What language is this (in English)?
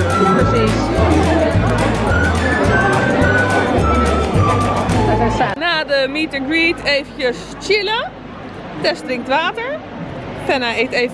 Dutch